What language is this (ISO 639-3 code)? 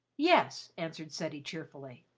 eng